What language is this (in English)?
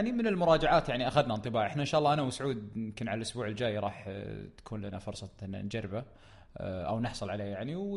Arabic